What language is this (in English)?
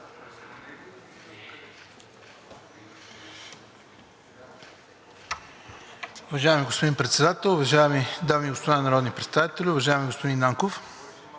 Bulgarian